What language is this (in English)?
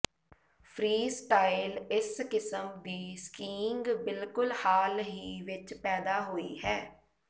Punjabi